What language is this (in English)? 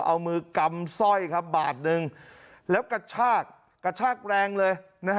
Thai